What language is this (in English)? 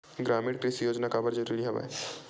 Chhattisgarhi